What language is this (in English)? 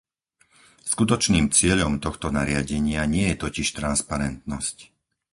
Slovak